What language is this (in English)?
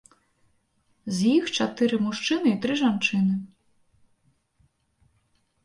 Belarusian